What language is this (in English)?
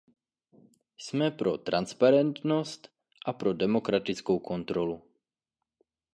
Czech